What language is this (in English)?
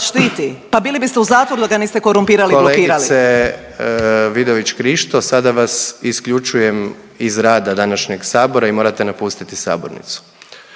Croatian